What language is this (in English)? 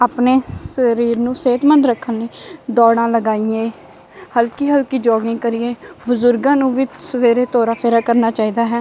Punjabi